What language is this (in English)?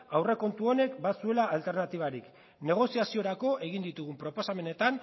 Basque